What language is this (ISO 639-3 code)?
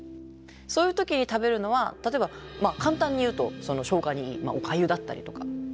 jpn